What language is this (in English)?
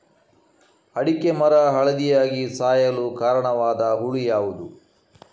Kannada